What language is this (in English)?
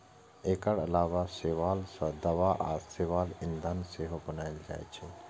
Maithili